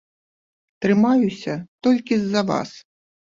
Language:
Belarusian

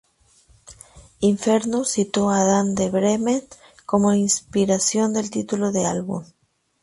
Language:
Spanish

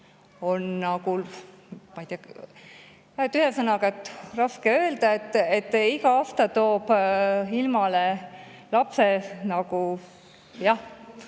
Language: Estonian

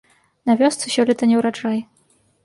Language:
Belarusian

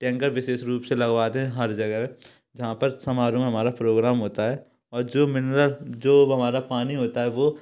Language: Hindi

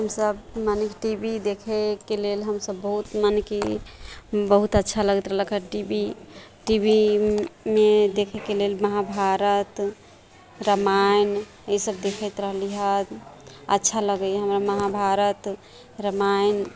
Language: Maithili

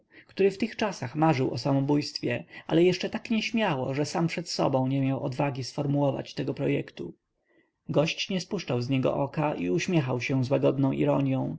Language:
Polish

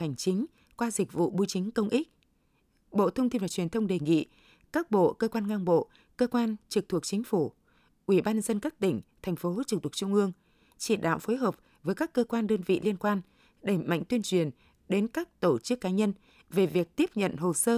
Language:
Vietnamese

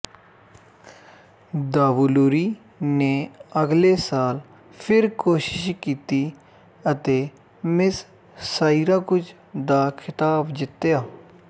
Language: Punjabi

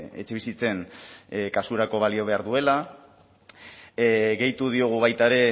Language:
Basque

